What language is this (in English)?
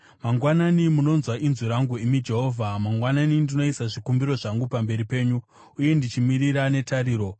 Shona